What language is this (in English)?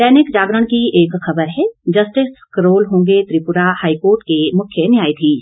Hindi